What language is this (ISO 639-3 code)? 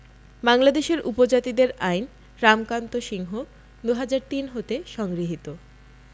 ben